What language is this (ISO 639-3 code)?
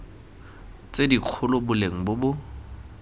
tsn